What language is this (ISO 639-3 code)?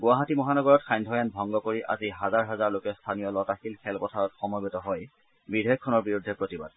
asm